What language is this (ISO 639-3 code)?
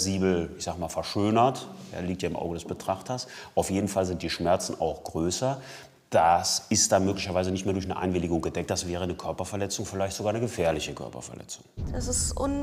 deu